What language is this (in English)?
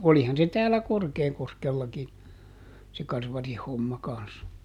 Finnish